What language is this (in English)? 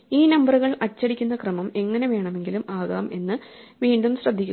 Malayalam